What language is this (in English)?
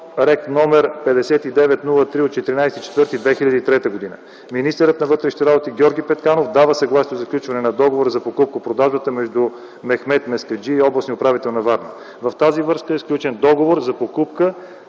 Bulgarian